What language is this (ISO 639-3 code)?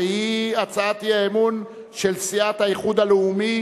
heb